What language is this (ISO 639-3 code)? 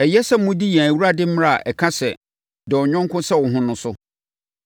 aka